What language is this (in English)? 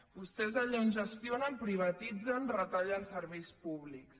Catalan